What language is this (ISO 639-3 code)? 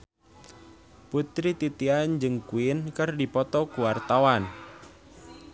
sun